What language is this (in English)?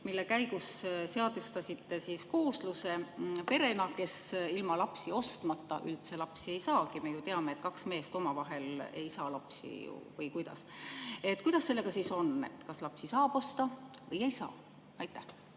Estonian